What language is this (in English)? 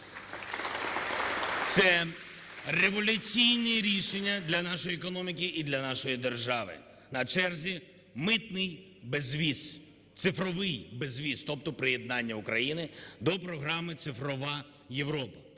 Ukrainian